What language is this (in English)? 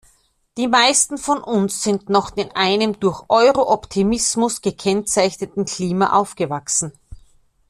German